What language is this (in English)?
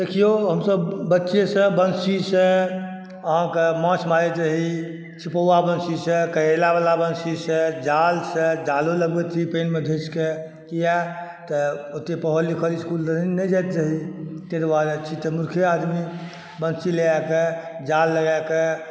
Maithili